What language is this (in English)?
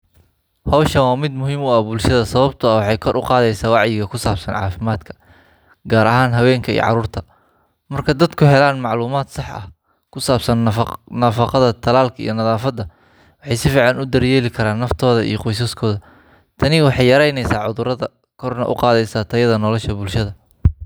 Somali